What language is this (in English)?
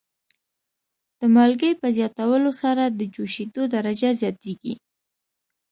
Pashto